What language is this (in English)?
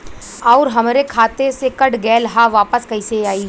Bhojpuri